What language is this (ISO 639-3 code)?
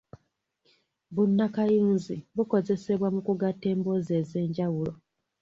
lug